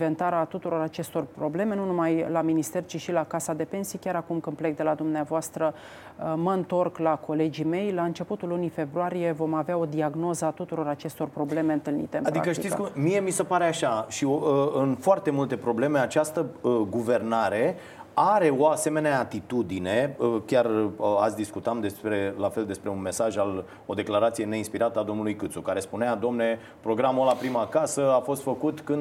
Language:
Romanian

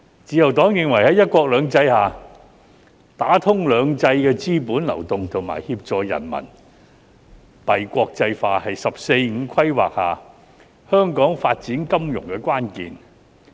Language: Cantonese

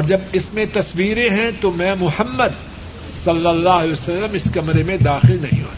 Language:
Urdu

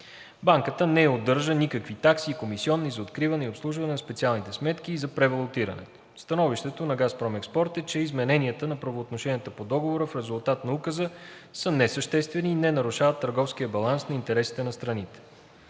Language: Bulgarian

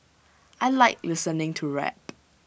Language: English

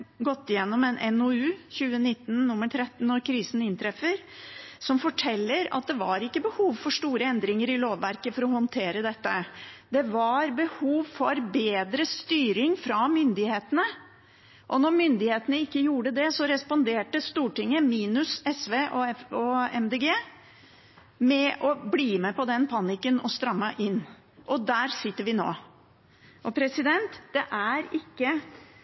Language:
Norwegian Bokmål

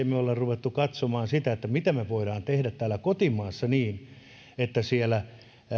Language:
Finnish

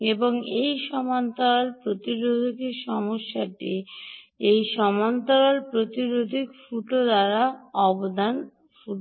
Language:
Bangla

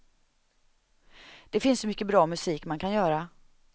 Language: Swedish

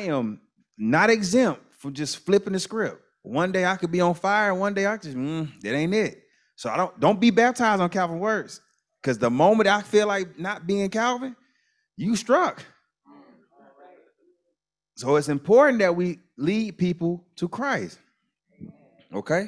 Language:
English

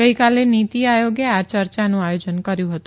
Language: Gujarati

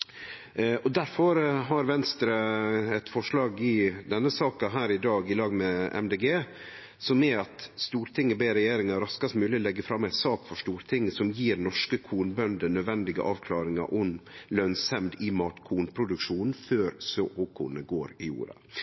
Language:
Norwegian Nynorsk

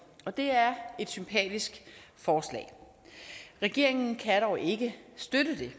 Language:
Danish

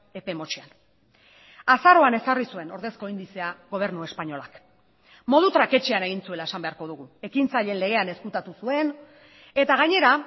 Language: Basque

